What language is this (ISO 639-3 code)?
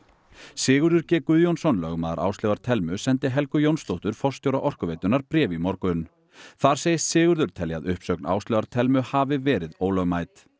isl